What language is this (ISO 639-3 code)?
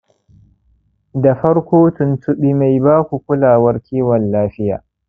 hau